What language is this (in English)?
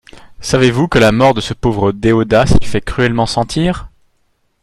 French